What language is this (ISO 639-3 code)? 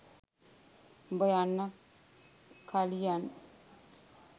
sin